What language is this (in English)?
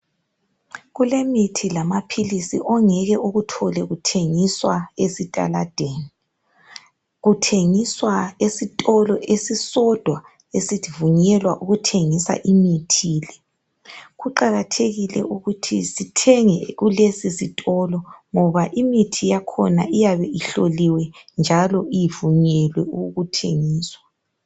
North Ndebele